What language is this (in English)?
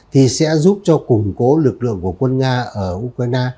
Vietnamese